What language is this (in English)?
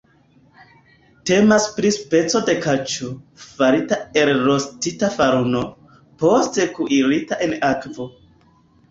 Esperanto